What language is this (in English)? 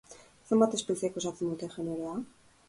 Basque